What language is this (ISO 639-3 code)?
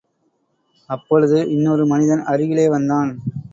tam